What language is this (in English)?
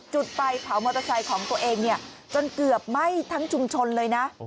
Thai